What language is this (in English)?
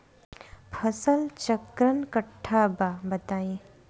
Bhojpuri